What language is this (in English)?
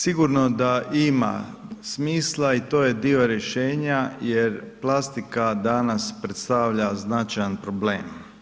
Croatian